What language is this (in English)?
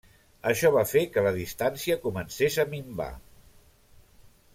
Catalan